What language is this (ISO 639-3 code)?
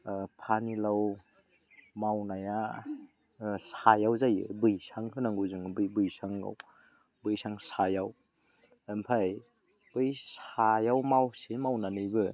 brx